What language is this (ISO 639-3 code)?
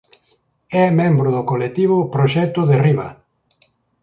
glg